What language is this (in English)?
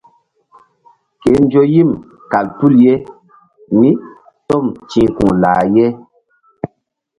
Mbum